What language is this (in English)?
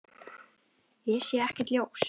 Icelandic